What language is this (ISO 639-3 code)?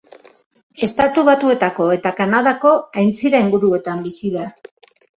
eus